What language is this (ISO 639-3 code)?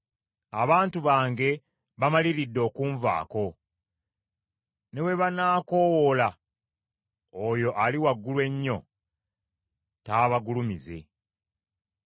lug